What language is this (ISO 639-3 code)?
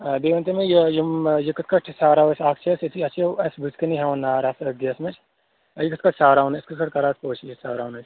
kas